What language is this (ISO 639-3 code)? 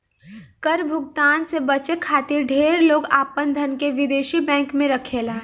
bho